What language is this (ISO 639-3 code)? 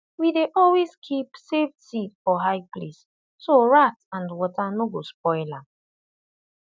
pcm